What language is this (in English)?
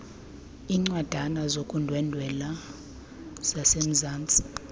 Xhosa